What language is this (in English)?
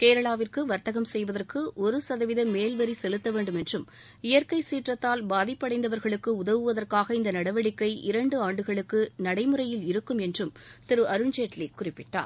Tamil